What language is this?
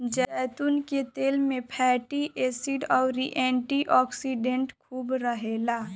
Bhojpuri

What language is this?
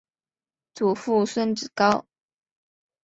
Chinese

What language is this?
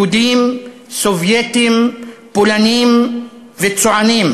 Hebrew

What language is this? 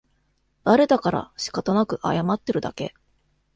Japanese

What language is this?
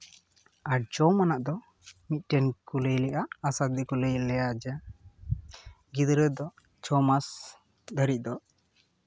Santali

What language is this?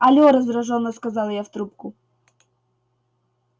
Russian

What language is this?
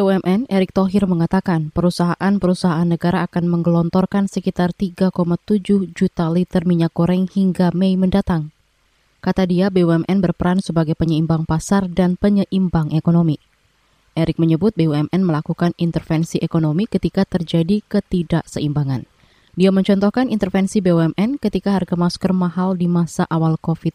Indonesian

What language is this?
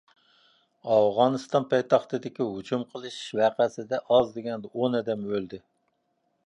Uyghur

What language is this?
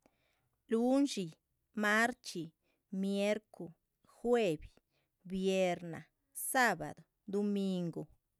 Chichicapan Zapotec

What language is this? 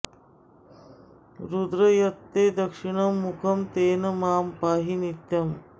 Sanskrit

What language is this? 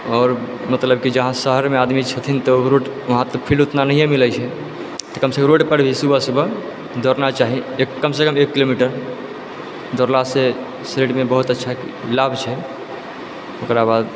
Maithili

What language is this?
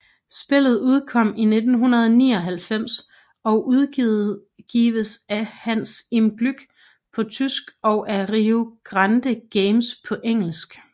Danish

